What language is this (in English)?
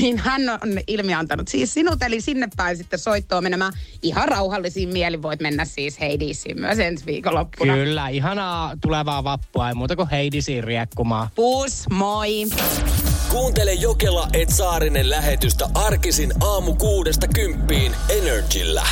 Finnish